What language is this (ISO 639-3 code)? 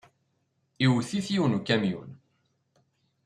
kab